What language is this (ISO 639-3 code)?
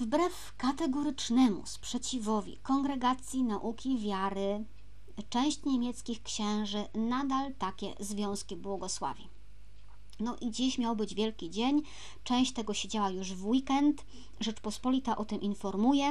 pol